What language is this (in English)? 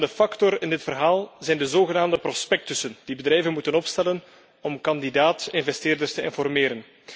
Dutch